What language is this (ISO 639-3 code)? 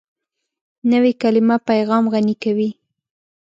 pus